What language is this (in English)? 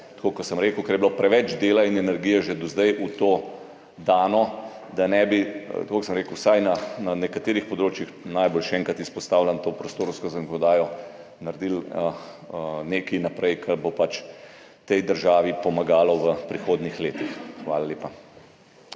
Slovenian